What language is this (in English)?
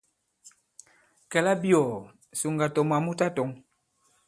Bankon